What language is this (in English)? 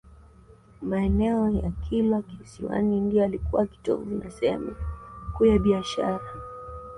Swahili